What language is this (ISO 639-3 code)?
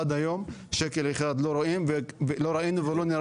heb